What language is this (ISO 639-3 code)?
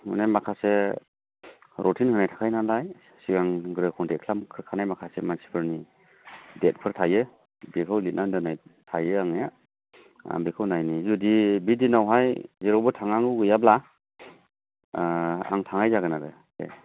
brx